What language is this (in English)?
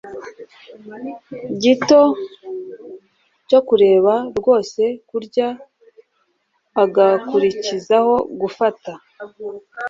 Kinyarwanda